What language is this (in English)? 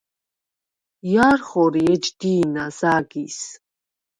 Svan